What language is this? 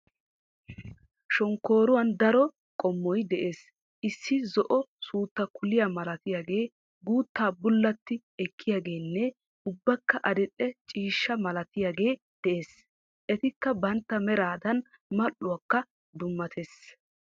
Wolaytta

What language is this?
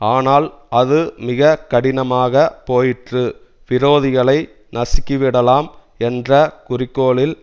Tamil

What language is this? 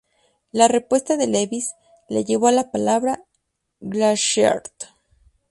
Spanish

